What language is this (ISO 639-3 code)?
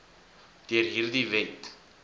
afr